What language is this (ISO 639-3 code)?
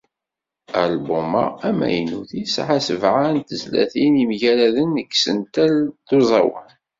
kab